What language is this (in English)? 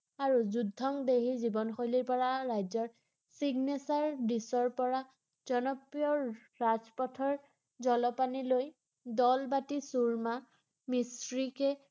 Assamese